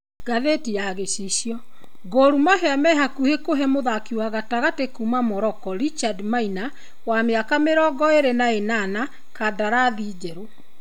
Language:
Kikuyu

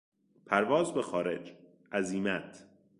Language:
Persian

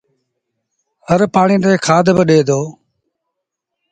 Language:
Sindhi Bhil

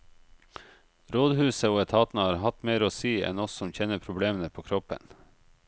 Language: Norwegian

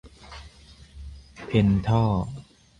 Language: Thai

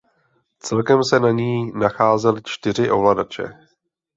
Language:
Czech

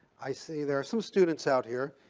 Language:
English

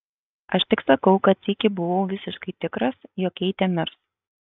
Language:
Lithuanian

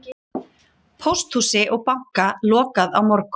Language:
Icelandic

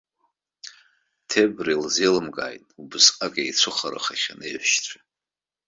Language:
Abkhazian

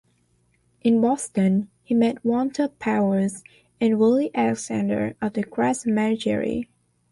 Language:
English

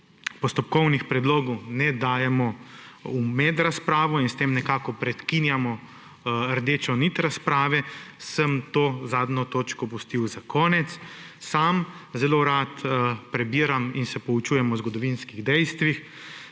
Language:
Slovenian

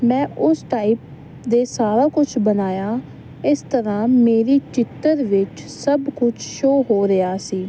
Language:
Punjabi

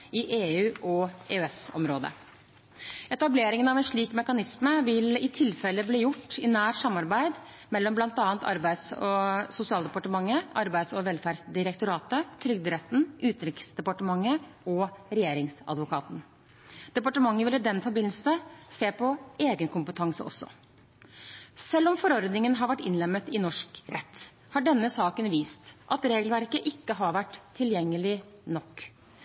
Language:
Norwegian Bokmål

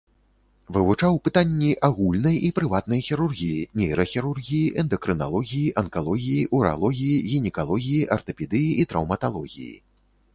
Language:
Belarusian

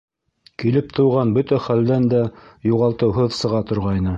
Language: Bashkir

